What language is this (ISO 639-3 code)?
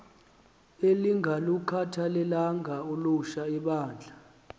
xho